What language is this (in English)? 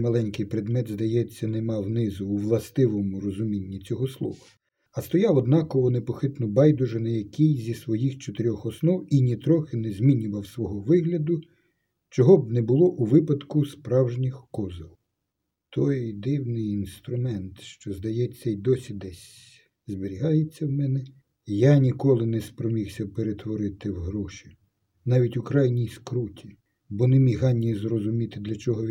Ukrainian